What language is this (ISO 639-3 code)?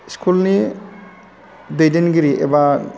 brx